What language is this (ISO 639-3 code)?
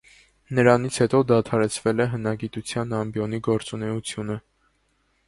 hye